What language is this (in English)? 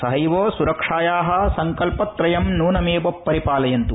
Sanskrit